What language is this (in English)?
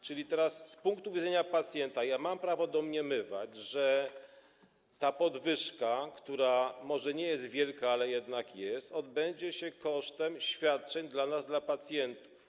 Polish